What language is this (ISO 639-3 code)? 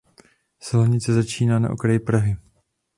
ces